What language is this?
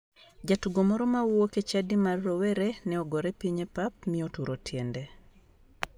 Luo (Kenya and Tanzania)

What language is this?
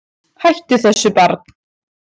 Icelandic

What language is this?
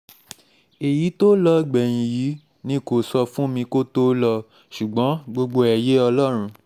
Yoruba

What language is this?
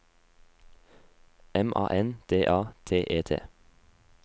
Norwegian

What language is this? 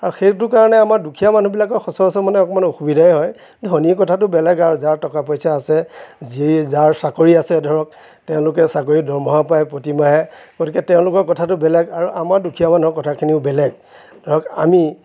Assamese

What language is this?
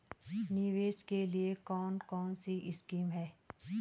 Hindi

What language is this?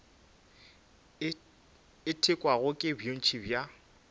Northern Sotho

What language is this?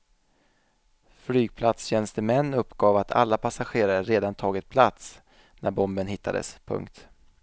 Swedish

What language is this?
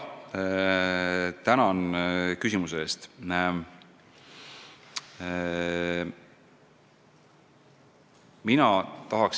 Estonian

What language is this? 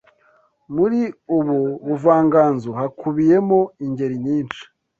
Kinyarwanda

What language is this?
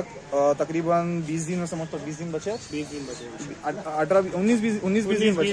Hindi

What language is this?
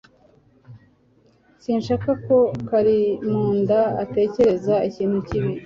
Kinyarwanda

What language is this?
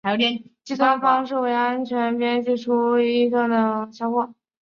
Chinese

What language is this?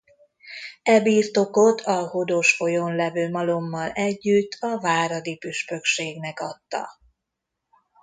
Hungarian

